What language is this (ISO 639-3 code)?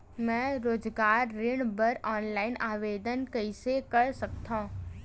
hne